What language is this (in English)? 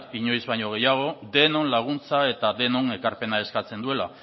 Basque